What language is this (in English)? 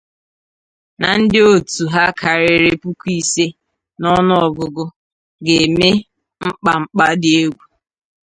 Igbo